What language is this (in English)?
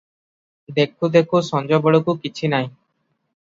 Odia